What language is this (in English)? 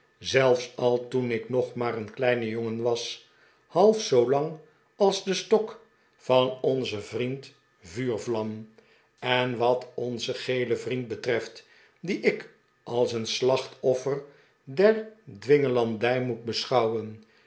Dutch